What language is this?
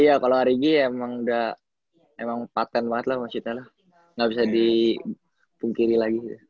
Indonesian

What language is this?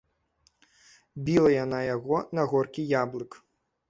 Belarusian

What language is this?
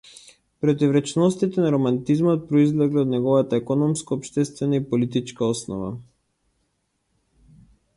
Macedonian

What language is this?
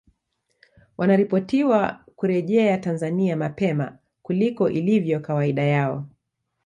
Swahili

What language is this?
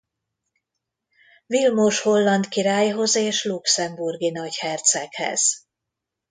Hungarian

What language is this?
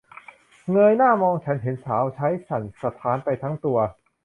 Thai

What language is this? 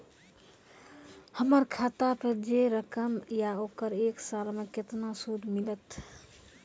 Maithili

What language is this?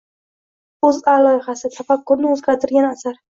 Uzbek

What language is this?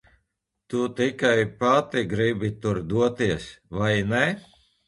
Latvian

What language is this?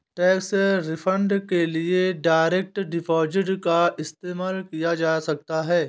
Hindi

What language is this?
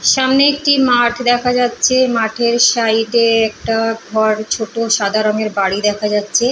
Bangla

